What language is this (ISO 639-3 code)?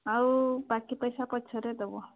ori